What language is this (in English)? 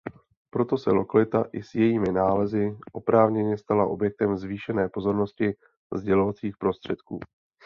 Czech